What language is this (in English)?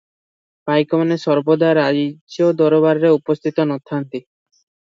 Odia